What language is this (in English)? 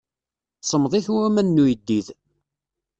Kabyle